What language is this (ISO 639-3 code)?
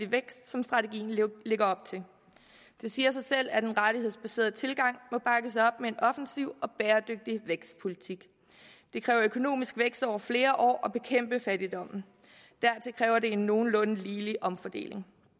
dan